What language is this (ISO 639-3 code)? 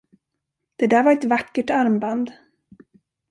swe